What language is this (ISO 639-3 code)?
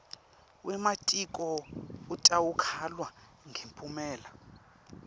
ssw